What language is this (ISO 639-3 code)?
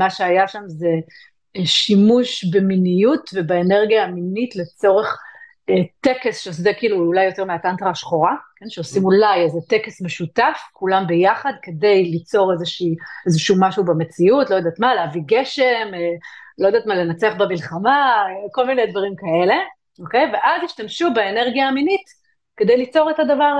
heb